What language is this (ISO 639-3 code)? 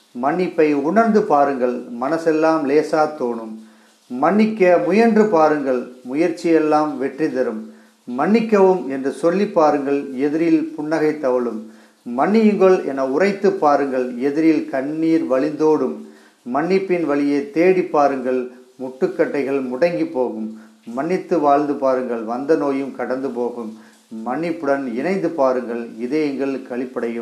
tam